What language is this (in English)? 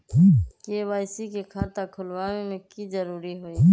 Magahi